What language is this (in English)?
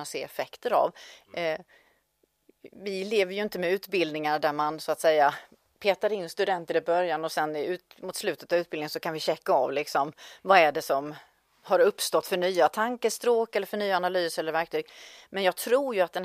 Swedish